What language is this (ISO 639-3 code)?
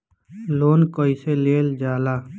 bho